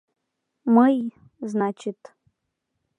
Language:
Mari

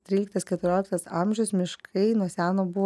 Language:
Lithuanian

